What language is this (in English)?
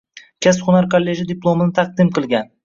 Uzbek